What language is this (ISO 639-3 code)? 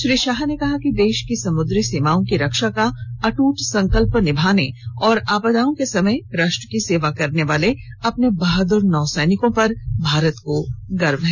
hin